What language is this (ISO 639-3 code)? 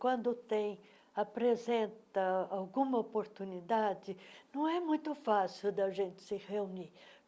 por